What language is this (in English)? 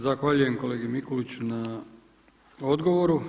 Croatian